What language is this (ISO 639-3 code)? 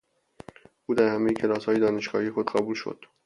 fas